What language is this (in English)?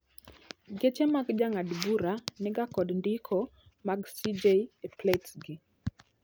Luo (Kenya and Tanzania)